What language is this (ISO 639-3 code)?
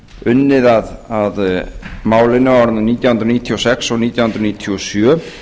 isl